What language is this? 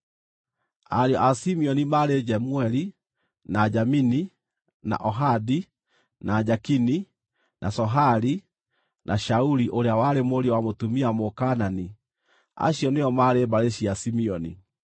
Kikuyu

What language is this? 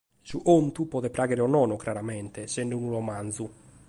Sardinian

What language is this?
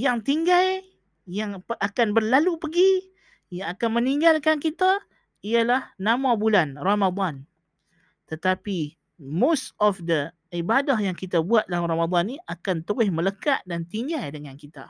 Malay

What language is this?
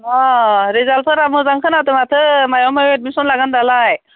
Bodo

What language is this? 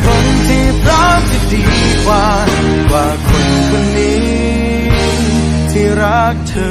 Thai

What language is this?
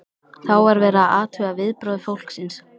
Icelandic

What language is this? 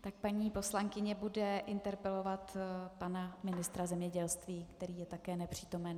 Czech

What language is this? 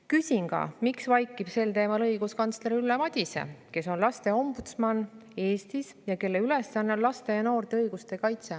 Estonian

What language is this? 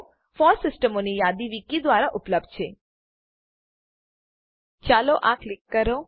Gujarati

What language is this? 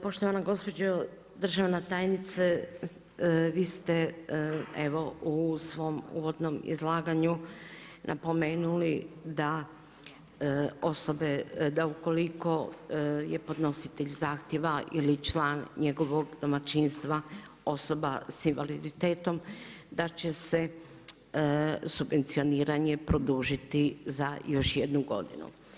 Croatian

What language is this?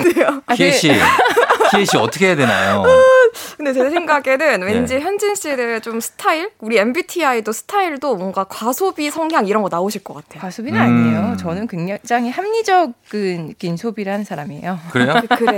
Korean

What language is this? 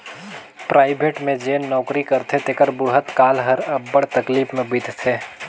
Chhattisgarhi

